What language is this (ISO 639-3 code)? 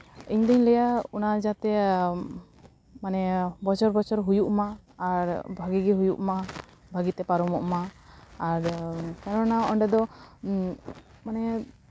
sat